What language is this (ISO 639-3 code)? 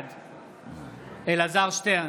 heb